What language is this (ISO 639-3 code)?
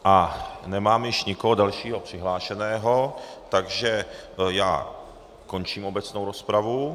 ces